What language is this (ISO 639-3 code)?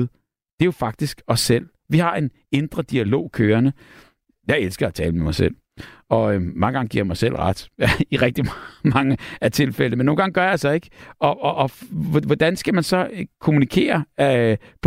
dan